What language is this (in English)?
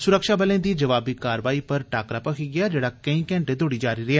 Dogri